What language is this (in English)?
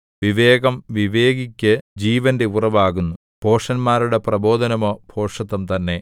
Malayalam